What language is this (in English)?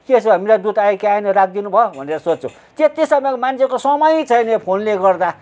Nepali